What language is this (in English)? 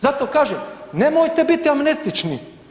Croatian